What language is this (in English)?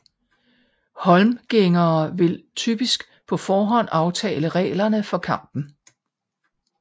Danish